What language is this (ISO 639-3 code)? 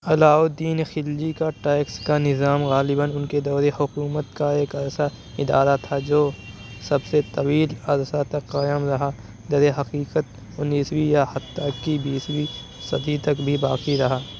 urd